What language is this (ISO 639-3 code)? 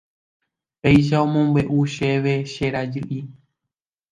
grn